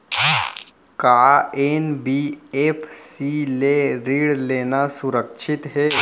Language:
Chhattisgarhi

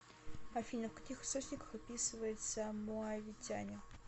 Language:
Russian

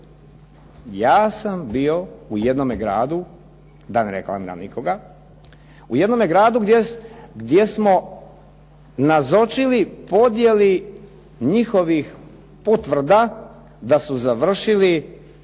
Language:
Croatian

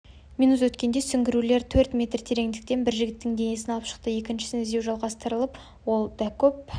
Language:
Kazakh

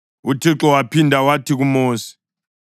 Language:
North Ndebele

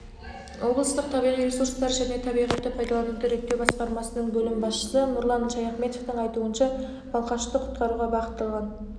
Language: Kazakh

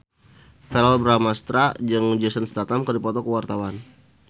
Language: Sundanese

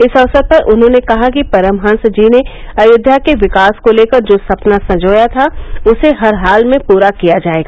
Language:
Hindi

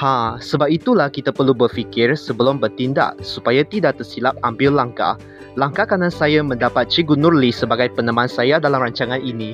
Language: Malay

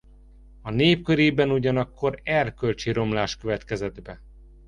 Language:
Hungarian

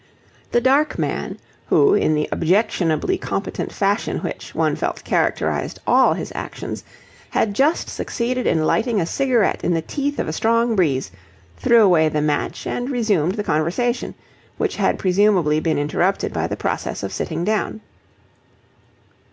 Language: English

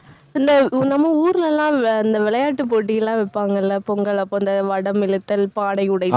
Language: Tamil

